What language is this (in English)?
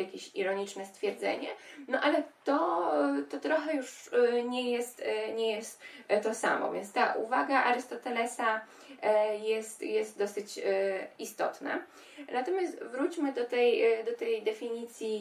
Polish